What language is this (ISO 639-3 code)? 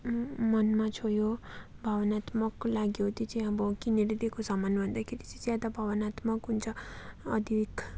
nep